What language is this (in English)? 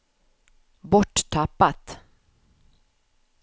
Swedish